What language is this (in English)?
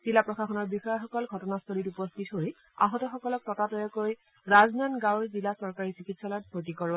Assamese